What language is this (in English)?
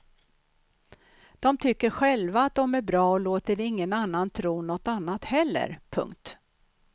Swedish